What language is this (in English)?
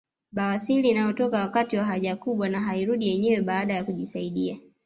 Swahili